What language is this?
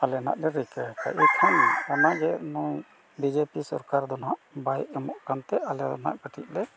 Santali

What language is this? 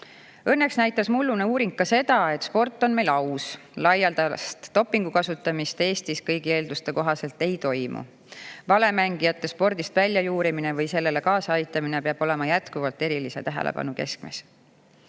Estonian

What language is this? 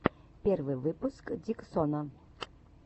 Russian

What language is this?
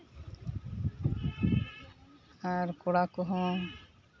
Santali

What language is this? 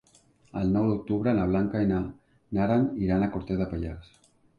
Catalan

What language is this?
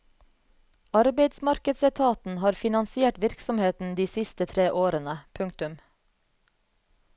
Norwegian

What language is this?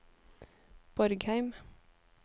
Norwegian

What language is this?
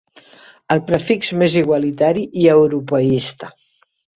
Catalan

